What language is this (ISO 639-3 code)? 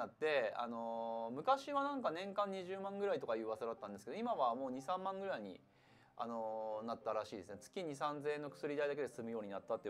jpn